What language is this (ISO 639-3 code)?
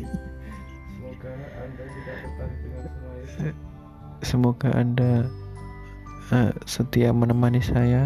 ind